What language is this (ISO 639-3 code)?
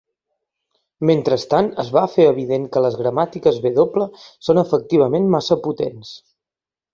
cat